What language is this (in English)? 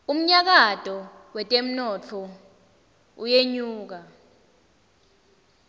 Swati